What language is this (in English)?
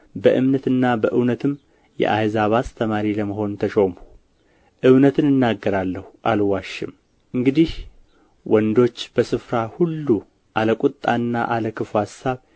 Amharic